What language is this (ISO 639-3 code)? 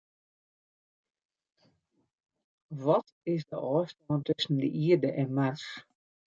fry